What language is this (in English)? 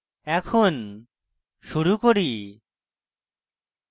Bangla